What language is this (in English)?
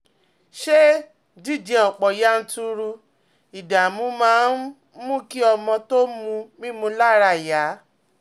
Yoruba